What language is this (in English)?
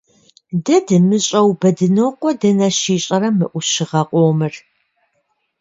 Kabardian